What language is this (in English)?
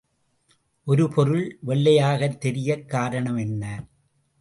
Tamil